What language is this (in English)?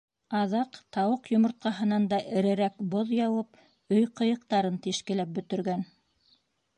Bashkir